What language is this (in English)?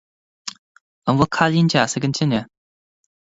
Irish